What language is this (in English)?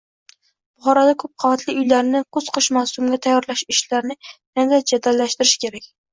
Uzbek